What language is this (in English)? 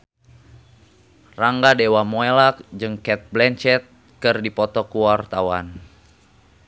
Sundanese